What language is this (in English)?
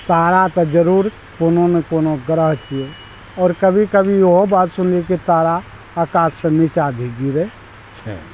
Maithili